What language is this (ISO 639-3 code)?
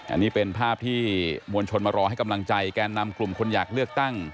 tha